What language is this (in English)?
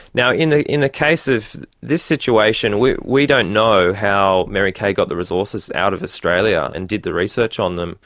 English